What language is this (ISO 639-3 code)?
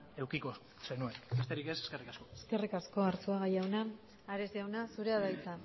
eus